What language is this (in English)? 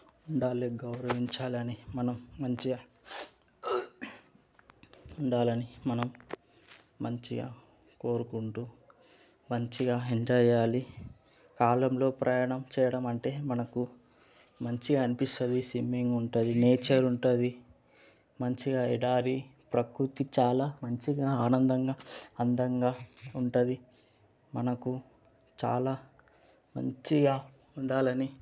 Telugu